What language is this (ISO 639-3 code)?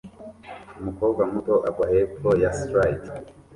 kin